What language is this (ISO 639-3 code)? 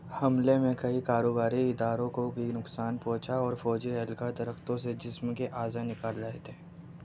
urd